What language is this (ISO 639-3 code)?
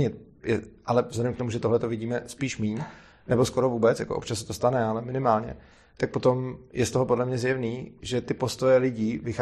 ces